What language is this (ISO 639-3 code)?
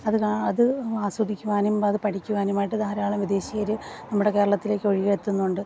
mal